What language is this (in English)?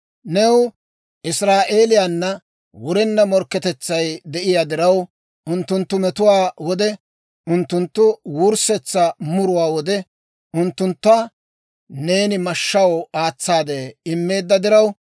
Dawro